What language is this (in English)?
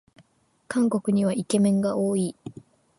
Japanese